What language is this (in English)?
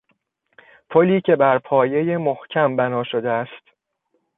Persian